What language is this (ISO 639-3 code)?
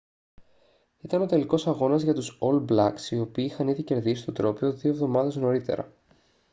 ell